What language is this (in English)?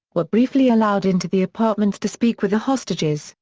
English